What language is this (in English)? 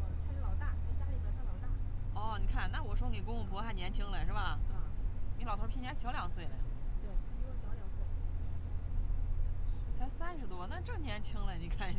Chinese